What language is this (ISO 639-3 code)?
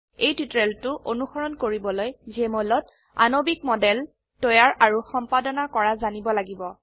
asm